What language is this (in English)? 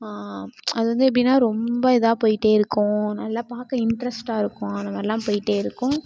Tamil